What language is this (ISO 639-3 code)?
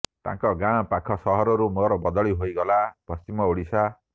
ori